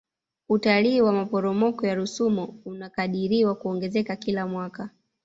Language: Swahili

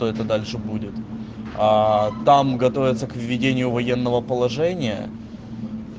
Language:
Russian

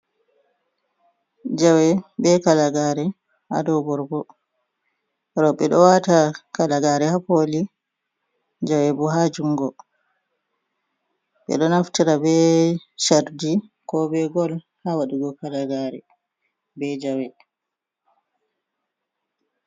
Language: Fula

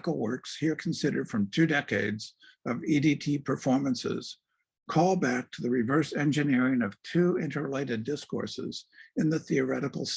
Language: English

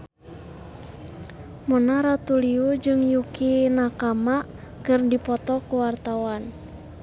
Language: Sundanese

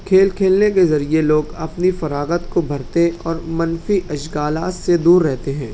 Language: Urdu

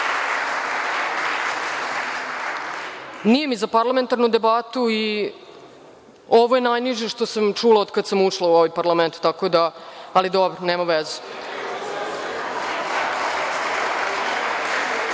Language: Serbian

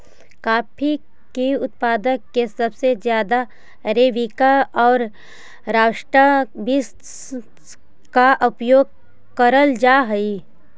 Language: Magahi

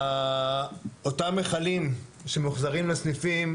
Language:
Hebrew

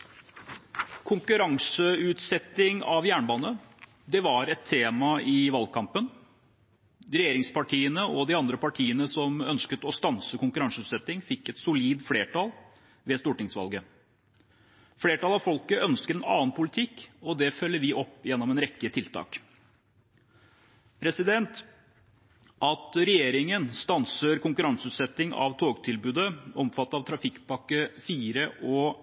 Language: Norwegian Bokmål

